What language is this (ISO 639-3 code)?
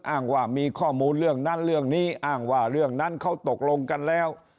tha